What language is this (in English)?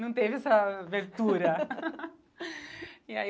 Portuguese